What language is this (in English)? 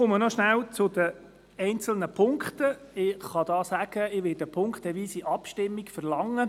Swiss German